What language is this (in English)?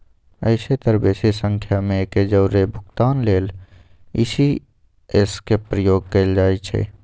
Magahi